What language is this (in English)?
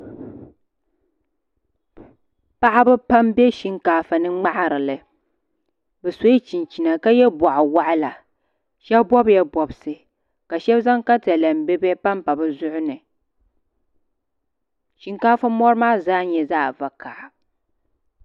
Dagbani